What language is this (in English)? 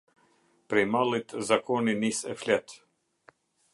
Albanian